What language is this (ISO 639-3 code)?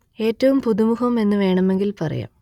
mal